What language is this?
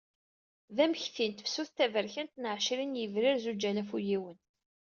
Kabyle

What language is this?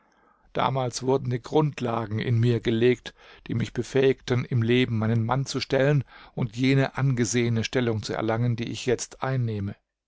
German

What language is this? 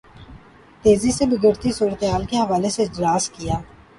Urdu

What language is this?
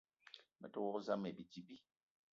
Eton (Cameroon)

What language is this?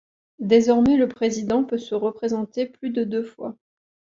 French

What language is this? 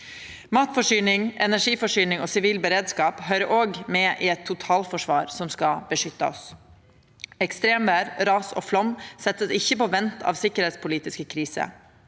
Norwegian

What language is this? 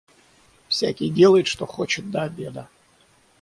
Russian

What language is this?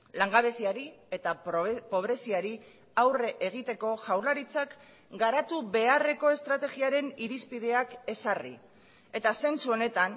Basque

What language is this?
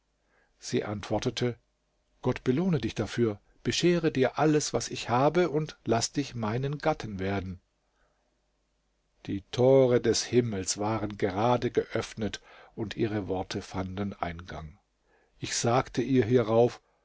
German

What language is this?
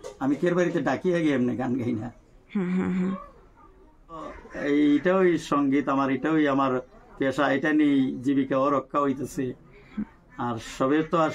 Bangla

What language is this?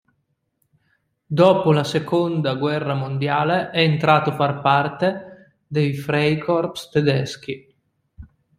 Italian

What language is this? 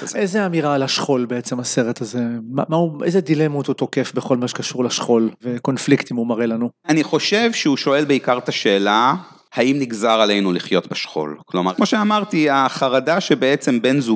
Hebrew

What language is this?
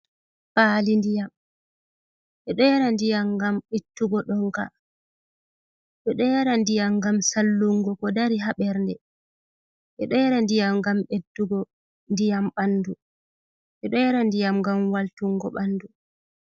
Fula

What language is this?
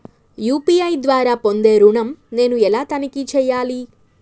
Telugu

